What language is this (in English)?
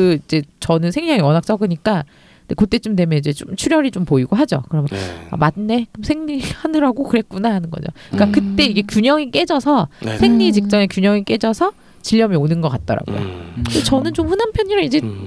Korean